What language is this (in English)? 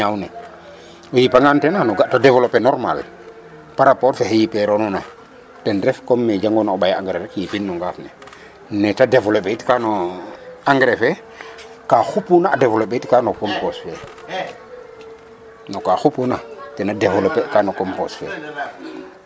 Serer